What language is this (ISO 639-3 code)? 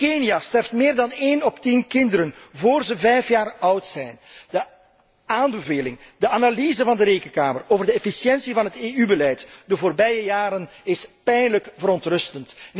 nld